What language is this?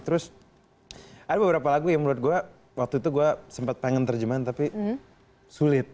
Indonesian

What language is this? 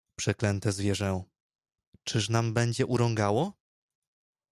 Polish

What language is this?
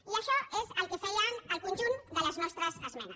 Catalan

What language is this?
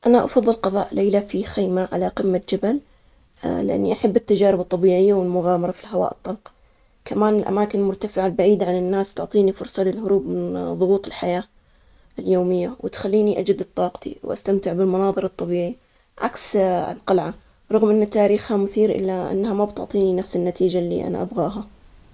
Omani Arabic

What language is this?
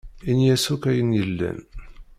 Kabyle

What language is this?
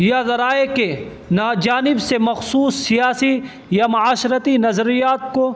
Urdu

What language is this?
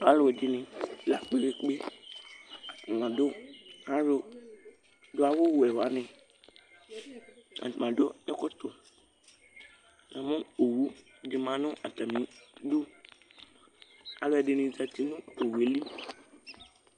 Ikposo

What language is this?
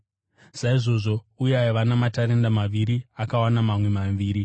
Shona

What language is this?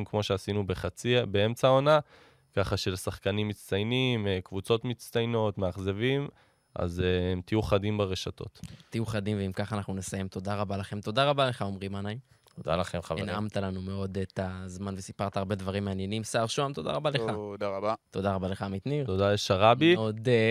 Hebrew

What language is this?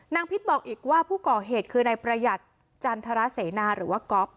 Thai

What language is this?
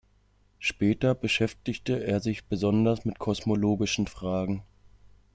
German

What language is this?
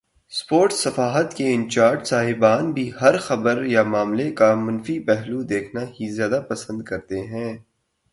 Urdu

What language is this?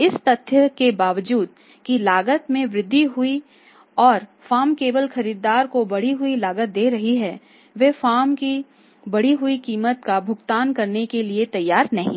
Hindi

